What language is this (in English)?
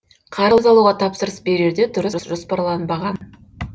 Kazakh